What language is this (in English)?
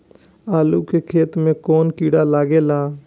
Bhojpuri